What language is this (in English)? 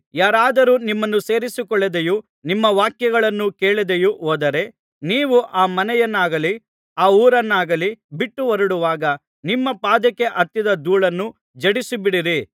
Kannada